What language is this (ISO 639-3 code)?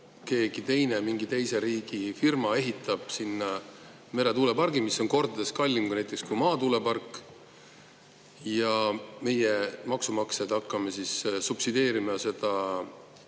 est